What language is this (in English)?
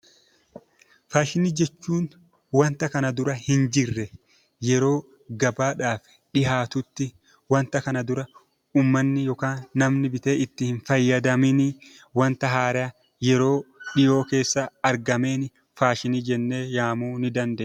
Oromo